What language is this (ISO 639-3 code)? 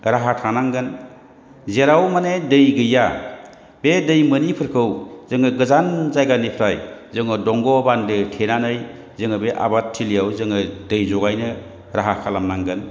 brx